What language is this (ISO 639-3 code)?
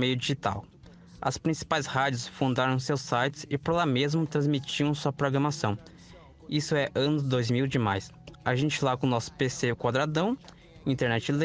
por